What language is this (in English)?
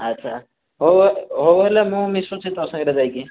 Odia